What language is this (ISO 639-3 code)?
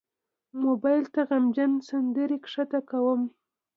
pus